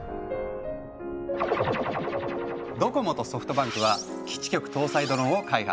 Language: Japanese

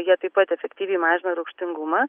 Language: Lithuanian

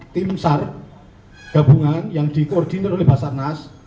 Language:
Indonesian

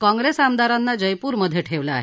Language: Marathi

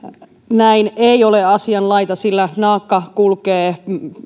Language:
Finnish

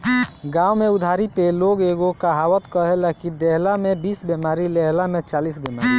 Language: Bhojpuri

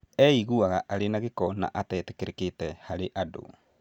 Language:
Kikuyu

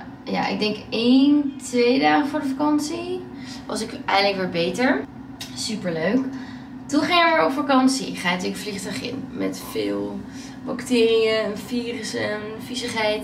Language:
Dutch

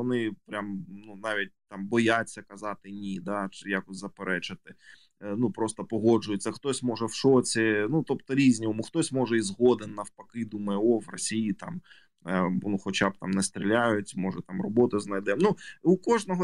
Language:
Ukrainian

